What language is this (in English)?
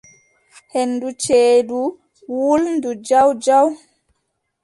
Adamawa Fulfulde